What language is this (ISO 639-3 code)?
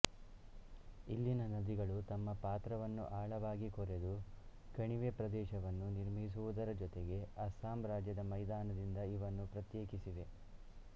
kan